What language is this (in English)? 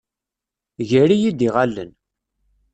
Kabyle